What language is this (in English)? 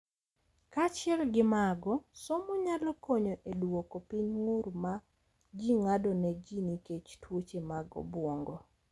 Luo (Kenya and Tanzania)